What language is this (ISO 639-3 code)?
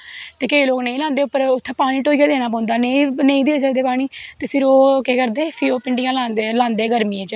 doi